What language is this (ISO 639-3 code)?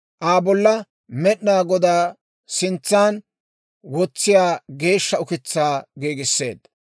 dwr